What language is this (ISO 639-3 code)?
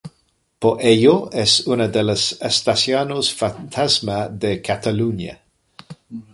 spa